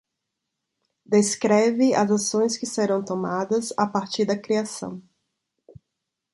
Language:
Portuguese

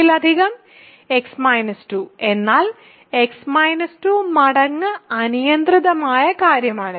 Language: Malayalam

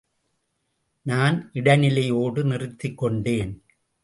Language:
Tamil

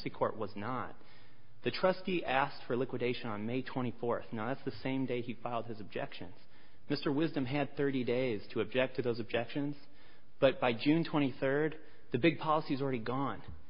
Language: English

